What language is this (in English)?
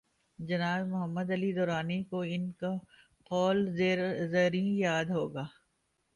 Urdu